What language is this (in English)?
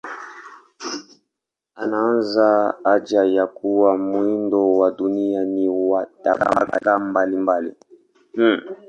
Swahili